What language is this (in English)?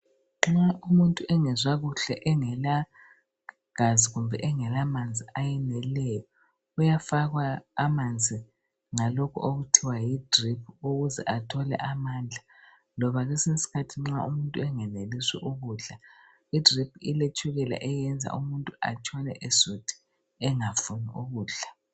North Ndebele